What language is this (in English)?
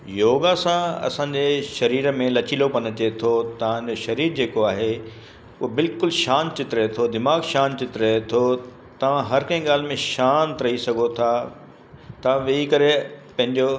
Sindhi